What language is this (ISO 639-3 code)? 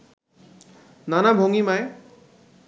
ben